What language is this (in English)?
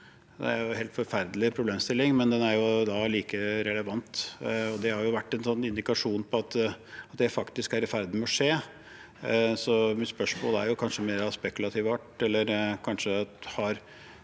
Norwegian